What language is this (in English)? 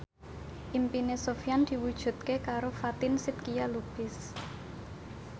Javanese